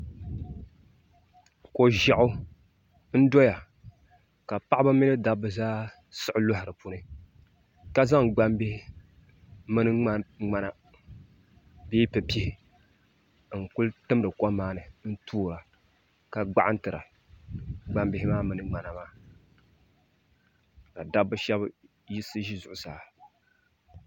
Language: Dagbani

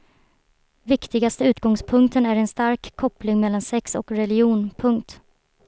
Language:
Swedish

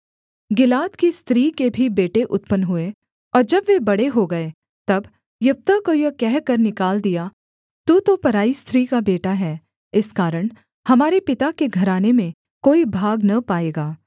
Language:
Hindi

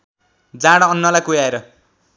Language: Nepali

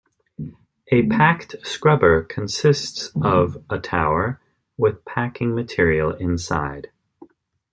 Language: English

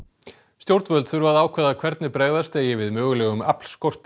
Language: Icelandic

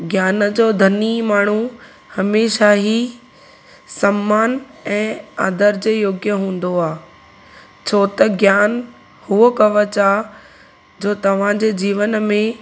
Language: Sindhi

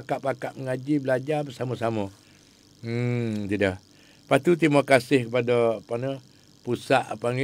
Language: Malay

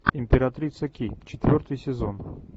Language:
Russian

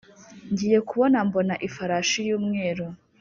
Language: Kinyarwanda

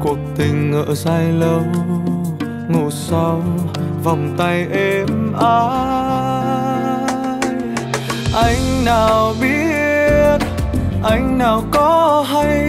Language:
Vietnamese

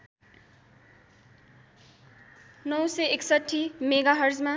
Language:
Nepali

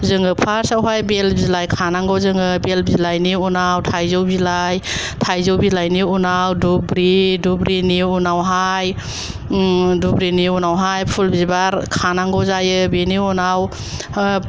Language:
Bodo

